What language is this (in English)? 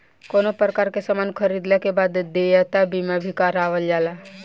Bhojpuri